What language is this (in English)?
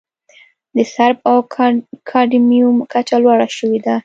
Pashto